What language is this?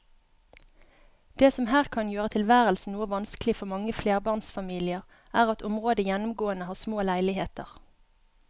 Norwegian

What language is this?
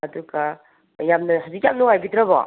Manipuri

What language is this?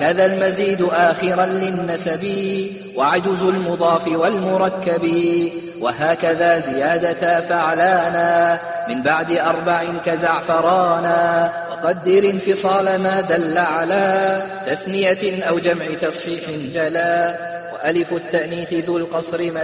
Arabic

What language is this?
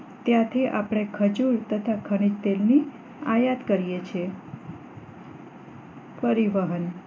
Gujarati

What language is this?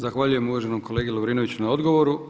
Croatian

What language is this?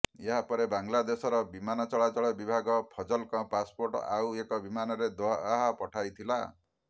Odia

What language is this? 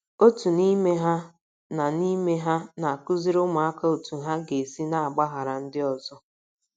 Igbo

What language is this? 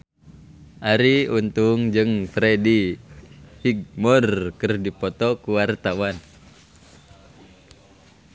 Sundanese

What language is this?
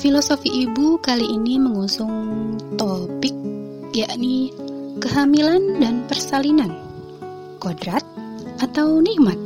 Indonesian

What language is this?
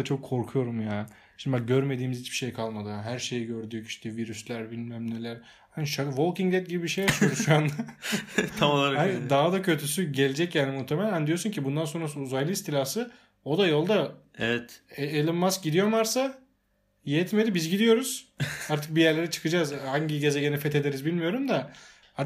Turkish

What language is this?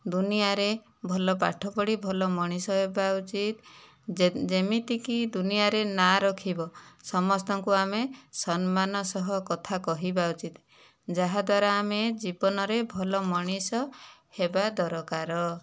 Odia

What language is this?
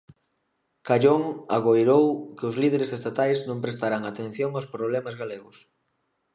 Galician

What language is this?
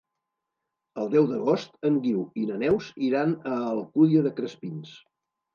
Catalan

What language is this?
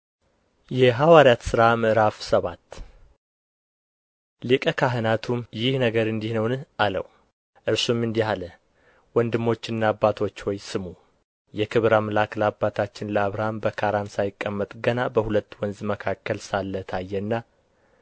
Amharic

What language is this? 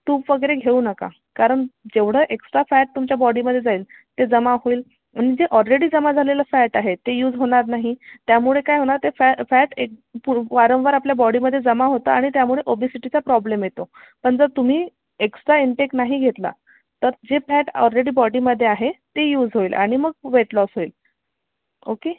Marathi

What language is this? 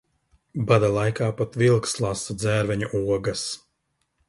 Latvian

